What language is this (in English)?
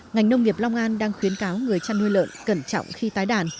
Vietnamese